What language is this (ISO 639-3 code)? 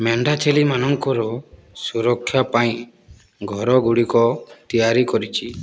ori